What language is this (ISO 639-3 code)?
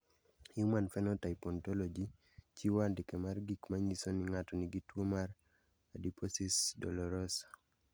luo